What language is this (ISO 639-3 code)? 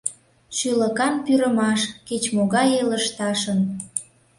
chm